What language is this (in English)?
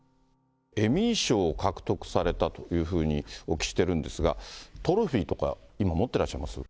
Japanese